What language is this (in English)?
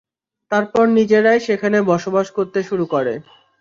Bangla